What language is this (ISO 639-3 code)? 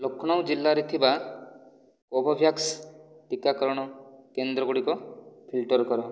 ori